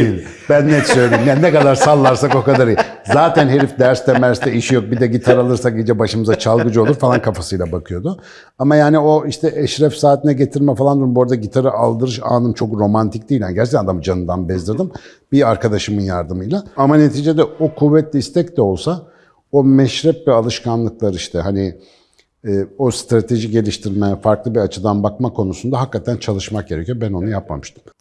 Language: Turkish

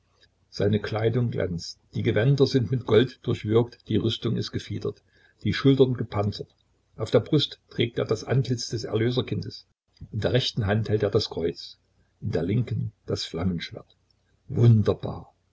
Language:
German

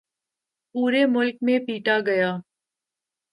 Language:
Urdu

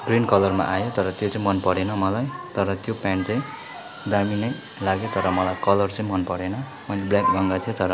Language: Nepali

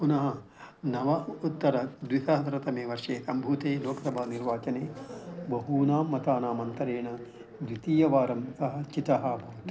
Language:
Sanskrit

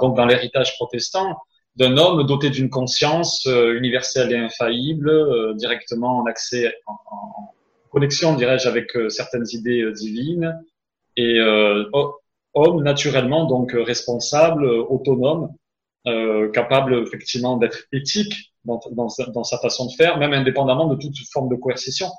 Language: French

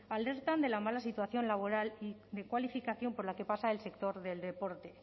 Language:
Spanish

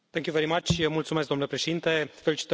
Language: Romanian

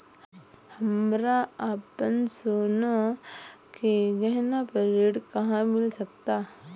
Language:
Bhojpuri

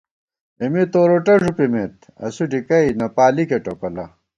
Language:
Gawar-Bati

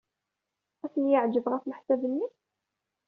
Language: Kabyle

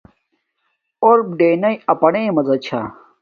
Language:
Domaaki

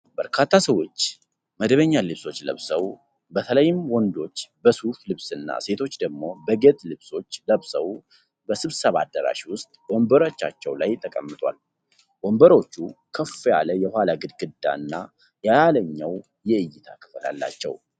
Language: Amharic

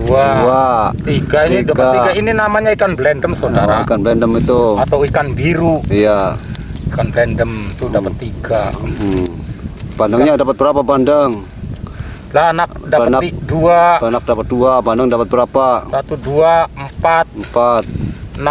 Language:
Indonesian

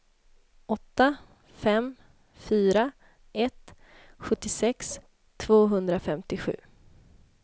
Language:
Swedish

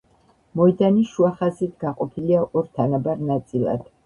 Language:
Georgian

